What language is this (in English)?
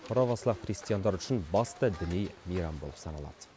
Kazakh